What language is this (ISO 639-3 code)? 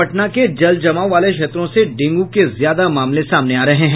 hin